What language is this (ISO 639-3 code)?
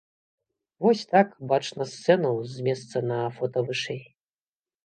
bel